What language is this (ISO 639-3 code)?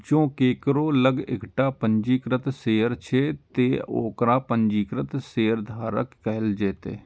mai